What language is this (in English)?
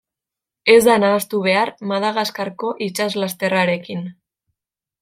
Basque